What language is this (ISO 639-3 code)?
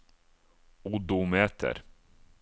nor